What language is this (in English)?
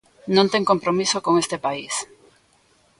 Galician